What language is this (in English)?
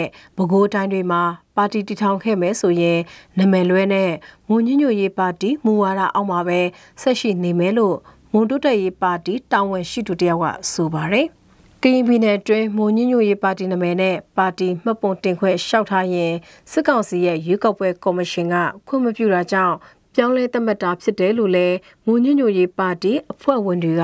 Thai